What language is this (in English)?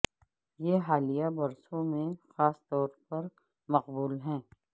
Urdu